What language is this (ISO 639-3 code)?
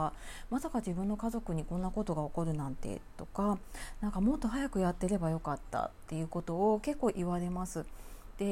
jpn